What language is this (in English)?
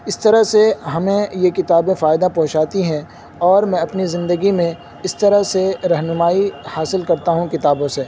Urdu